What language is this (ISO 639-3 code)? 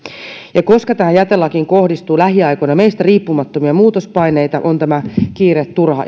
fin